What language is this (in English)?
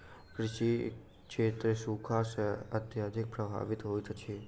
Maithili